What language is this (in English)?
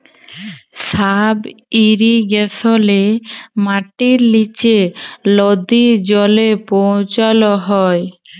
Bangla